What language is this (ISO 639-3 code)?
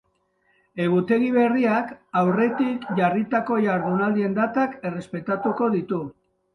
eus